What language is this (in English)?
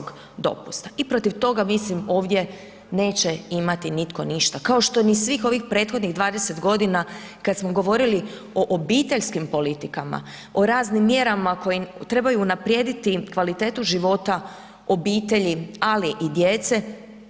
Croatian